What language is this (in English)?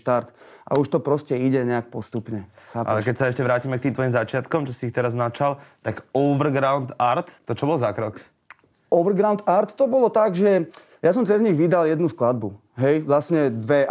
Slovak